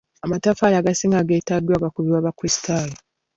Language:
Ganda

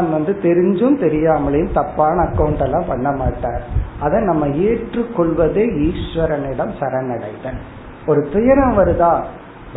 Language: Tamil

